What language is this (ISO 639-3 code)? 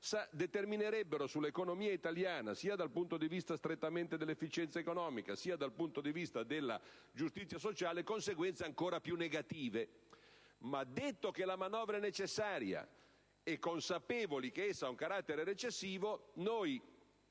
ita